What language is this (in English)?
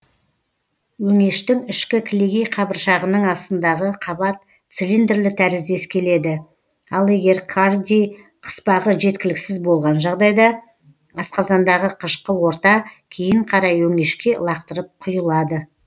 Kazakh